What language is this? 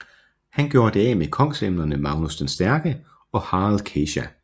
Danish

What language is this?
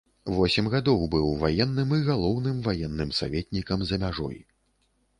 Belarusian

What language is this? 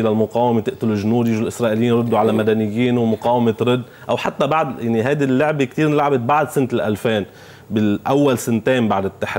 Arabic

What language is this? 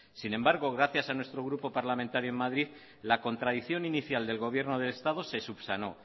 Spanish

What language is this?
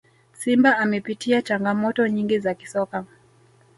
Swahili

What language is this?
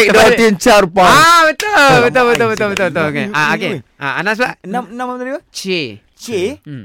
Malay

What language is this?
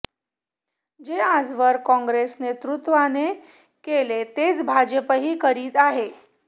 Marathi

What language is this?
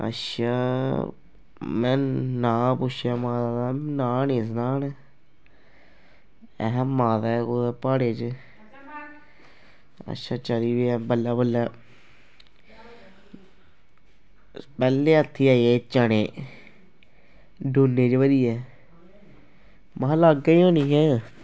Dogri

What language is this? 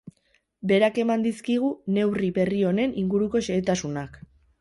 Basque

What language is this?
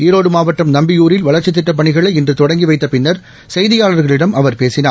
Tamil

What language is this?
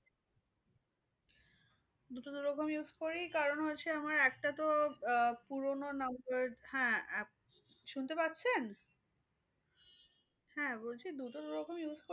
Bangla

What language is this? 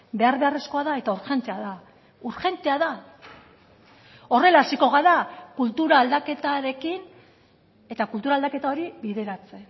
Basque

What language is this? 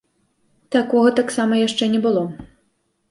Belarusian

